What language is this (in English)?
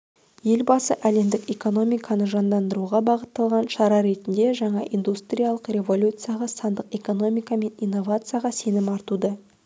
Kazakh